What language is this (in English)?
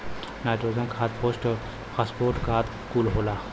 Bhojpuri